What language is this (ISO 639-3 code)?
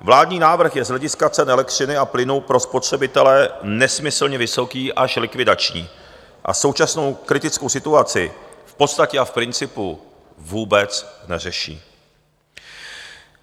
ces